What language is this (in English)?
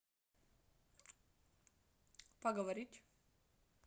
Russian